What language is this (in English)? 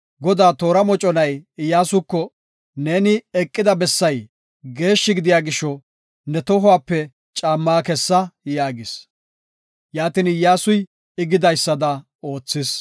Gofa